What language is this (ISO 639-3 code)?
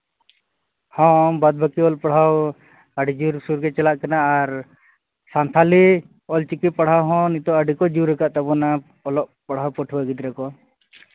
sat